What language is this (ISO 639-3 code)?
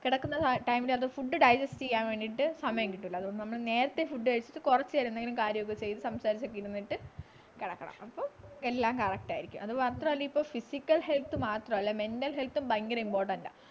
mal